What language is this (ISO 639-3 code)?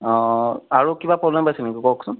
asm